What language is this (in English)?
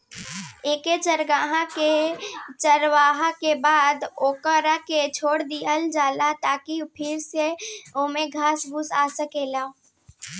Bhojpuri